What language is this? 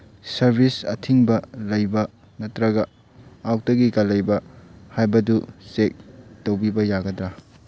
Manipuri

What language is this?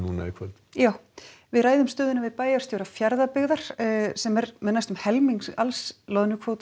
Icelandic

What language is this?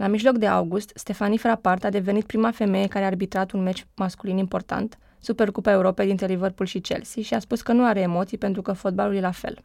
Romanian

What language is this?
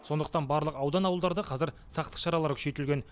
Kazakh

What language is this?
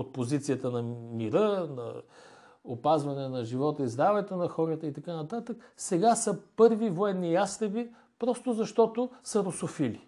Bulgarian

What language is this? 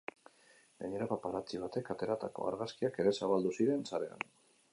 Basque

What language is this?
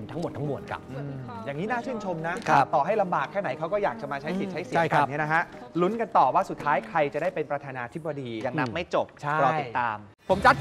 Thai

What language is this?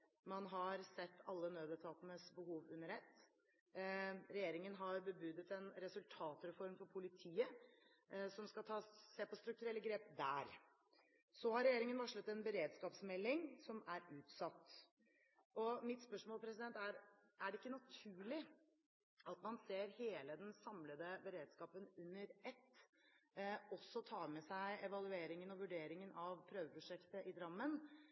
Norwegian Bokmål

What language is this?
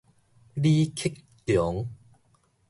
Min Nan Chinese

